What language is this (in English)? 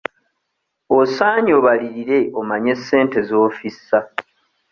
Ganda